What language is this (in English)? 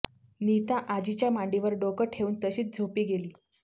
Marathi